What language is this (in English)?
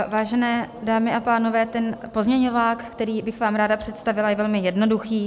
Czech